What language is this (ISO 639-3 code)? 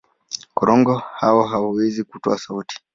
swa